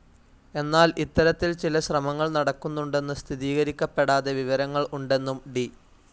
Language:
Malayalam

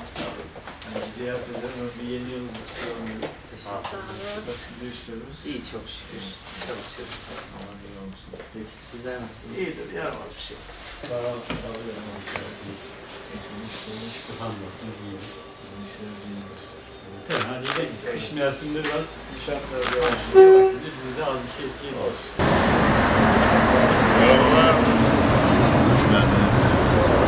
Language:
Turkish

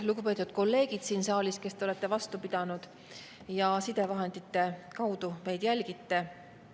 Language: Estonian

